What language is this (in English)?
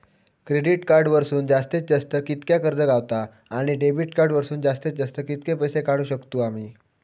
Marathi